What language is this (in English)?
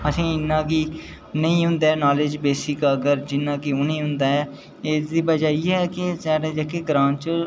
Dogri